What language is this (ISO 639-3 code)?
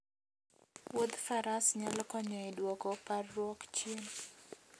luo